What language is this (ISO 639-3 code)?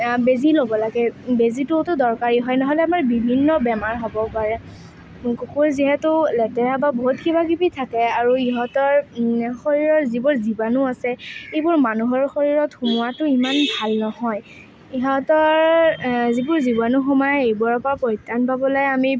asm